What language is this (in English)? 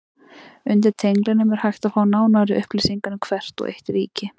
Icelandic